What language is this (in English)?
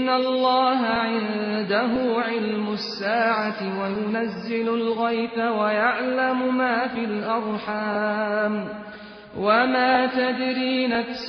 Persian